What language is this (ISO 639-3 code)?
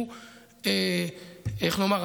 heb